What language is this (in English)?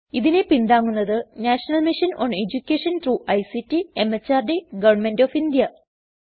Malayalam